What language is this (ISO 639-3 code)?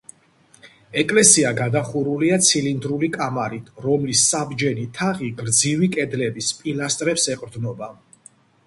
kat